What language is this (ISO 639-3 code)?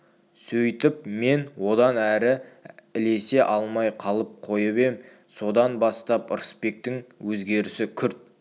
kaz